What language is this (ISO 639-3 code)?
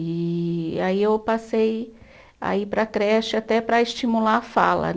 por